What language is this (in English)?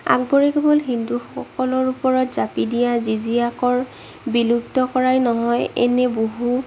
Assamese